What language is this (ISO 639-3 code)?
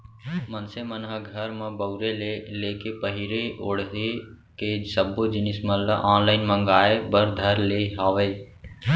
hne